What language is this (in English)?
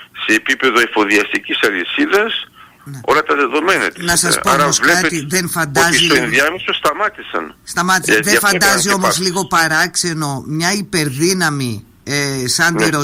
Greek